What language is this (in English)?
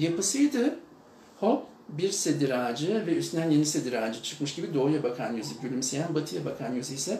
Turkish